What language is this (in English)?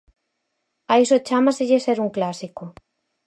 Galician